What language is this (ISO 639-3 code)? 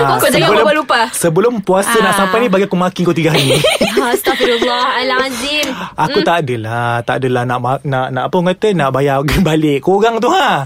msa